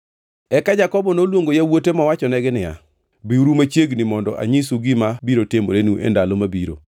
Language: Luo (Kenya and Tanzania)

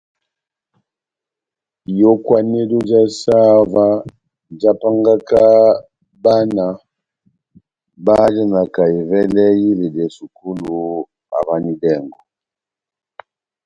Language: Batanga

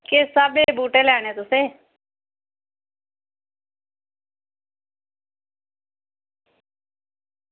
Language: Dogri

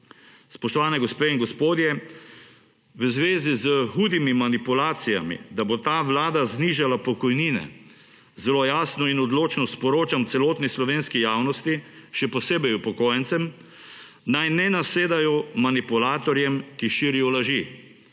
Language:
Slovenian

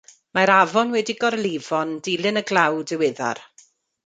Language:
Welsh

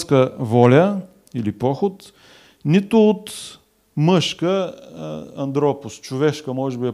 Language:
Bulgarian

